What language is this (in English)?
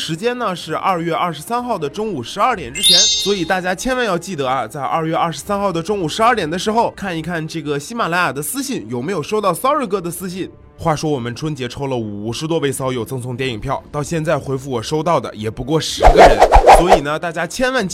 Chinese